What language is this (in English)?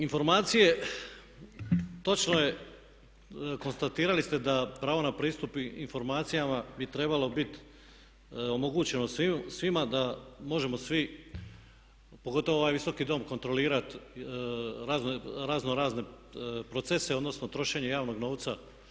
Croatian